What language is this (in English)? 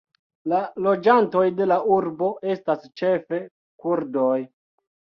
Esperanto